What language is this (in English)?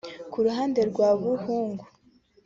Kinyarwanda